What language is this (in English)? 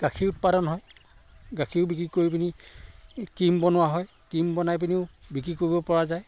Assamese